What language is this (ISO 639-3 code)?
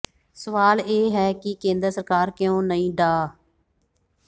pan